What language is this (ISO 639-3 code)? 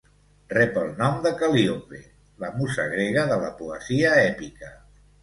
cat